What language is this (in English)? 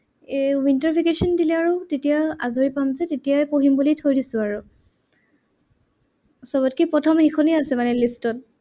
Assamese